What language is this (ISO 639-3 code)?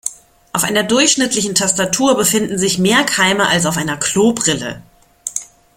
deu